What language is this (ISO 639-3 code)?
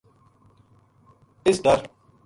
gju